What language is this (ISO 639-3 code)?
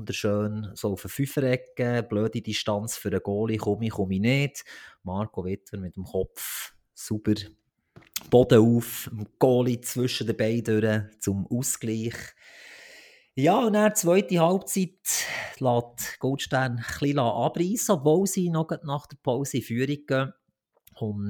deu